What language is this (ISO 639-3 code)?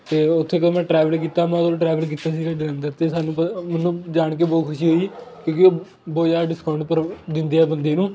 pan